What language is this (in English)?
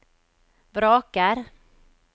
Norwegian